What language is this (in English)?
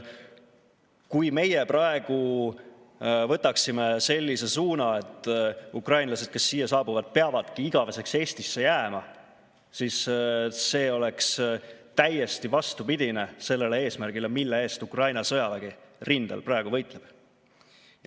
Estonian